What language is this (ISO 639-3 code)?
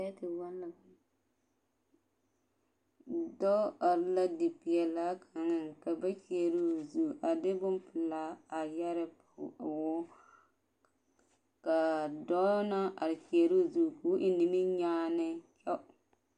dga